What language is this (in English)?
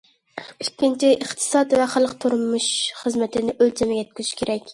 Uyghur